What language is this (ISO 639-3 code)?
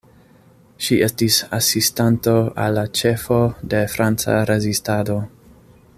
epo